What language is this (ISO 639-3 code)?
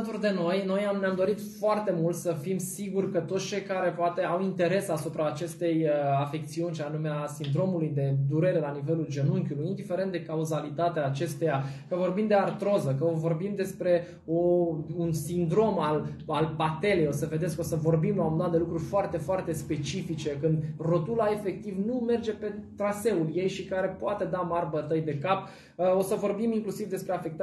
ron